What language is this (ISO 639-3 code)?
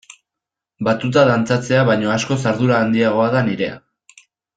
eus